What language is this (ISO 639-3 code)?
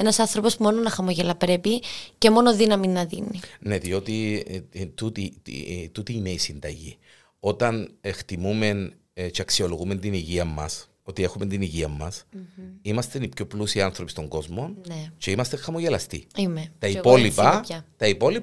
ell